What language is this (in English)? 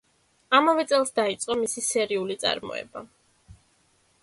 Georgian